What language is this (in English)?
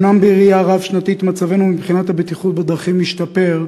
Hebrew